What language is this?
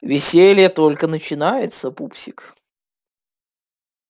Russian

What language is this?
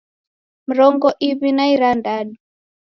Taita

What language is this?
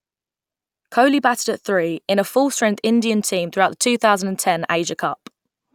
English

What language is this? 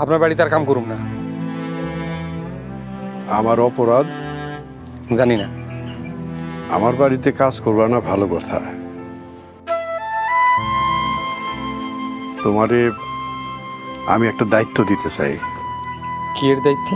Bangla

